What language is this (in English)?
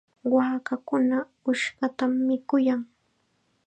Chiquián Ancash Quechua